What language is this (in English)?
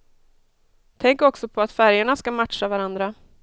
Swedish